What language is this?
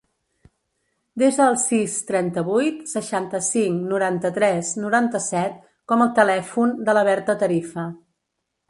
Catalan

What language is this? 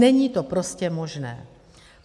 Czech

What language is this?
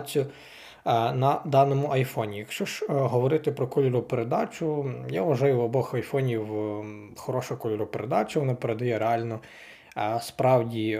Ukrainian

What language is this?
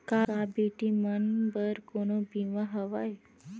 Chhattisgarhi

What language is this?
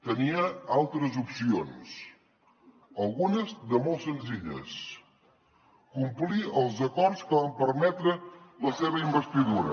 Catalan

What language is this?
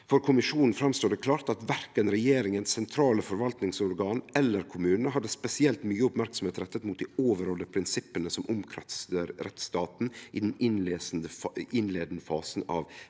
Norwegian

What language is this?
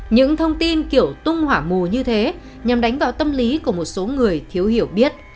Vietnamese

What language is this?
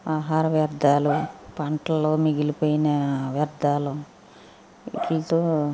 Telugu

